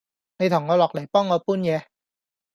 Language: Cantonese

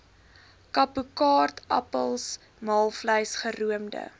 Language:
Afrikaans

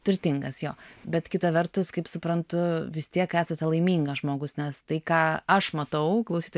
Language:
Lithuanian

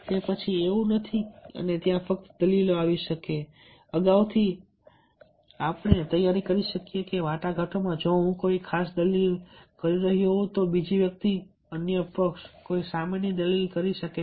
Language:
Gujarati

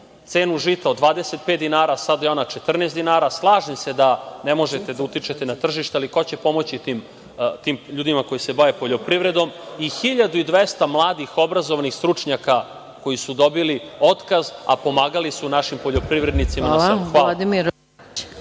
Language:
Serbian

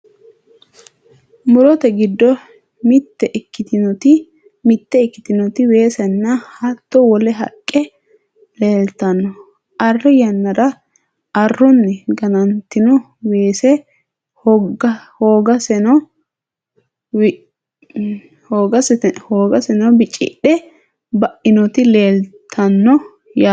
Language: Sidamo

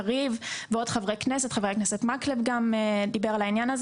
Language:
Hebrew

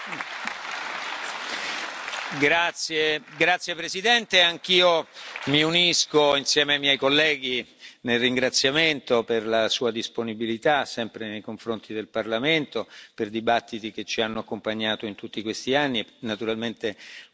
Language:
Italian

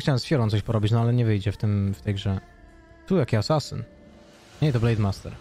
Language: Polish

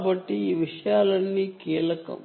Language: Telugu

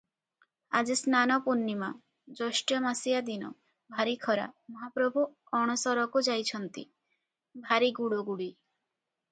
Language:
Odia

